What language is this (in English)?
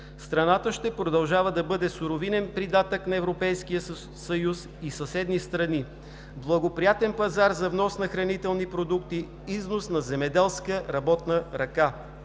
Bulgarian